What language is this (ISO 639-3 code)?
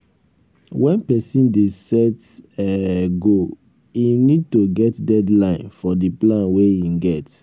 pcm